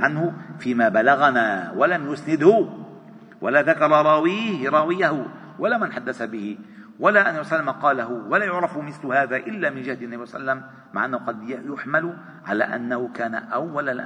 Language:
Arabic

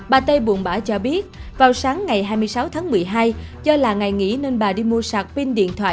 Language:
Vietnamese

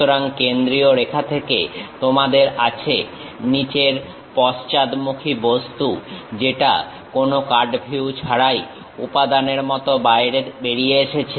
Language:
Bangla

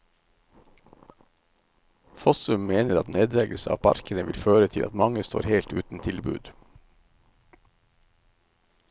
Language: Norwegian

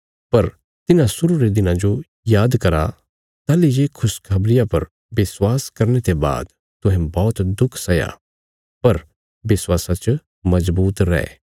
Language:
Bilaspuri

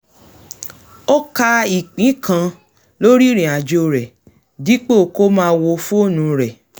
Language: Yoruba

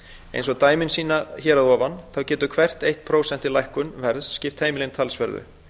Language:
Icelandic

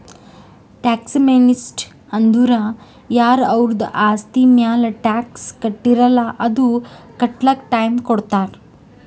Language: Kannada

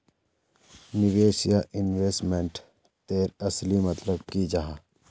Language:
Magahi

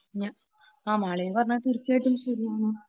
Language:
Malayalam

